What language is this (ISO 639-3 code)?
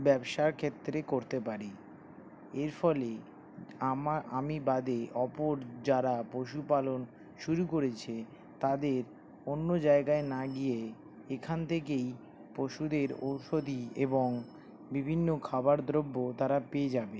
ben